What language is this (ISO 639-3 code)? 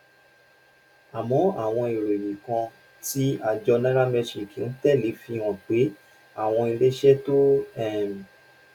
yor